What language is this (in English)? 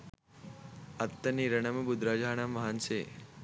Sinhala